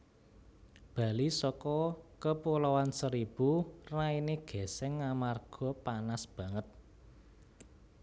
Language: Javanese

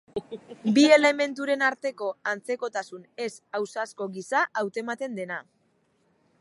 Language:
Basque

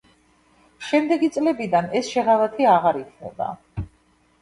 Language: Georgian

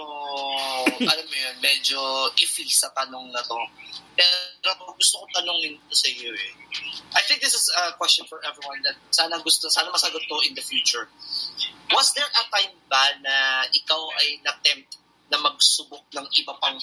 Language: Filipino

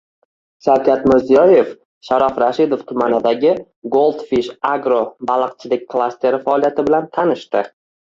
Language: Uzbek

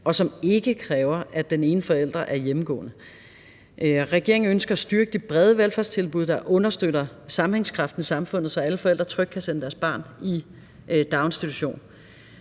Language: Danish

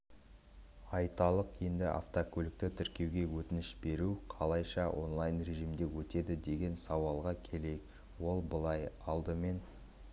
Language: Kazakh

